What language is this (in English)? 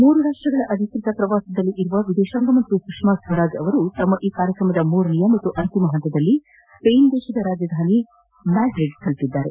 Kannada